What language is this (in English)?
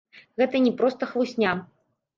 Belarusian